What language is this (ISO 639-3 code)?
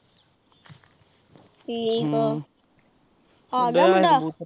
pan